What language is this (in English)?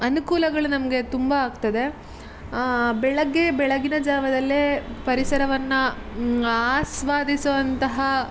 Kannada